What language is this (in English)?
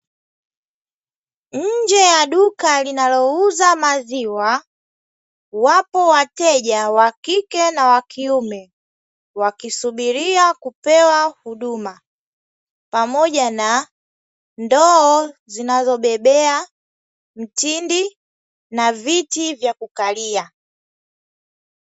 Swahili